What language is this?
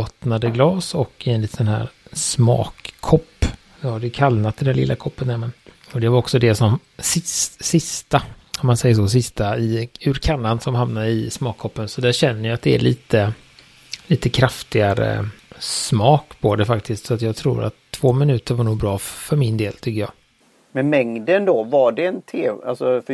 Swedish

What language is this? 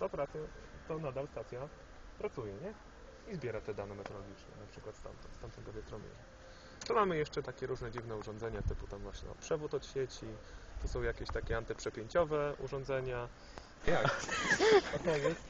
Polish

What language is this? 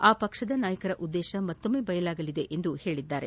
Kannada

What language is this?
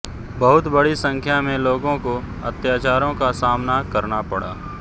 Hindi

